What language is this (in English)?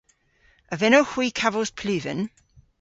Cornish